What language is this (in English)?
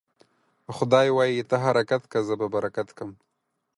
Pashto